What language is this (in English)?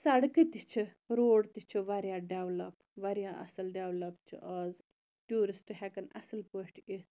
Kashmiri